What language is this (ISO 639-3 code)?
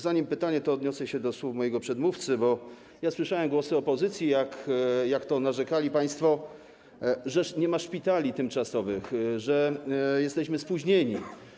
pol